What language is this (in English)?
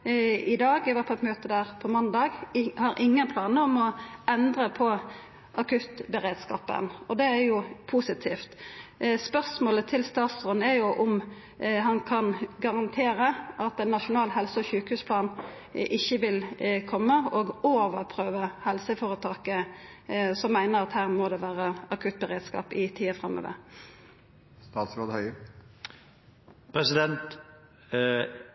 Norwegian Nynorsk